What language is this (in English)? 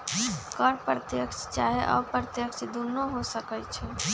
Magahi